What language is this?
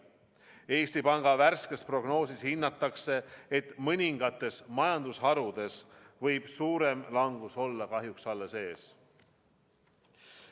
Estonian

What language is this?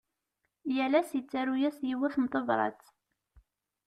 Kabyle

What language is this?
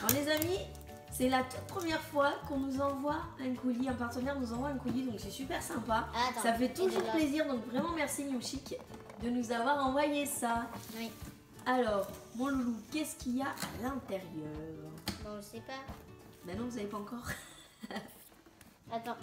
French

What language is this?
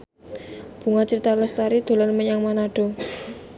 Javanese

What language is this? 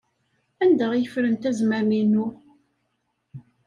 Kabyle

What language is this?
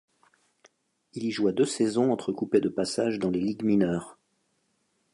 French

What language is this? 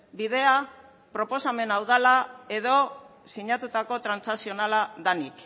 Basque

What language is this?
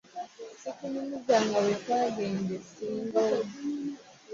Ganda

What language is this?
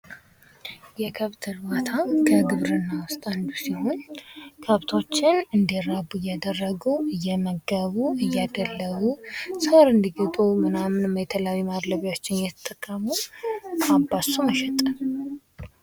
Amharic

